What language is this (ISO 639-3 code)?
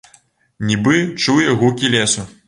bel